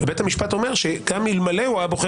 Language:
Hebrew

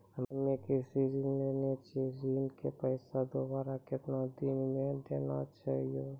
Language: Maithili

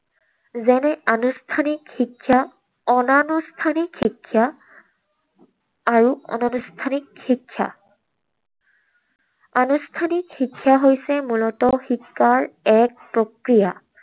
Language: Assamese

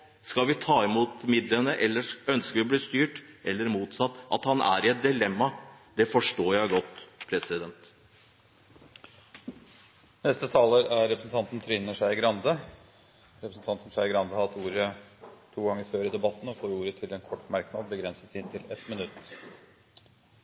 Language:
Norwegian Bokmål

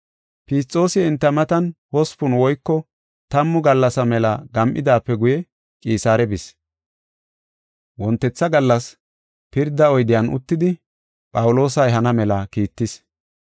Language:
Gofa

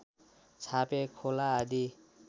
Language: Nepali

